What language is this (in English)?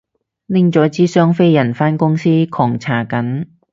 Cantonese